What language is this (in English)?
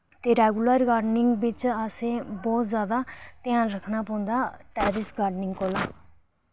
Dogri